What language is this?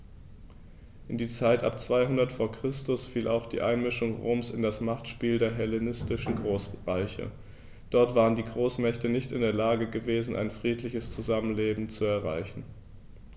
German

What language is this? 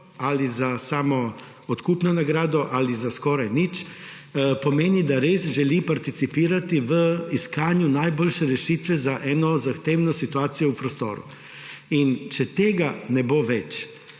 Slovenian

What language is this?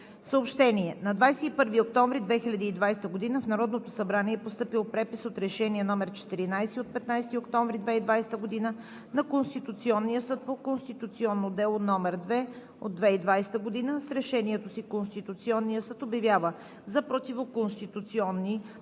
Bulgarian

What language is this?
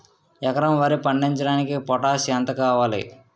Telugu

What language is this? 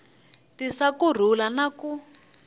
Tsonga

